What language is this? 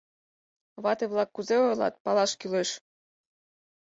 Mari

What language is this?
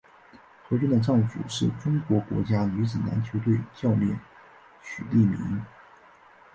Chinese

